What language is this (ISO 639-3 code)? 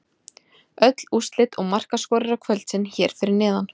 isl